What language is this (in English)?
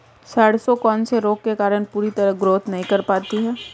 Hindi